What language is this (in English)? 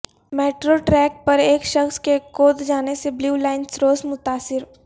Urdu